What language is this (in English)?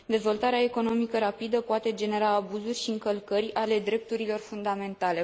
Romanian